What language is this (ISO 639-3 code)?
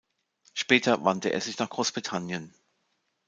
deu